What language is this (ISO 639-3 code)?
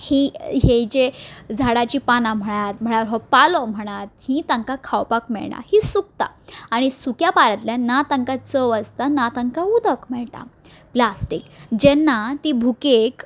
kok